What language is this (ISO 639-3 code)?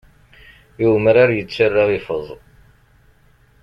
kab